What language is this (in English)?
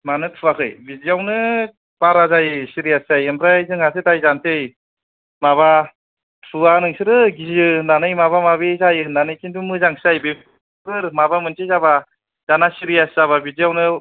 Bodo